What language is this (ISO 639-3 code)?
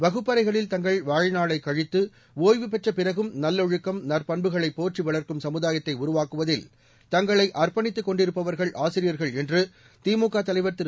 tam